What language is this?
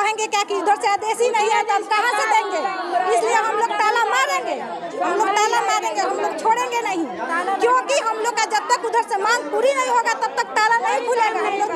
Hindi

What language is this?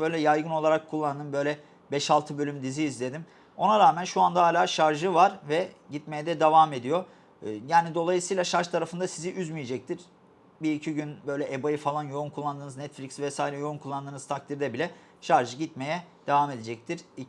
Turkish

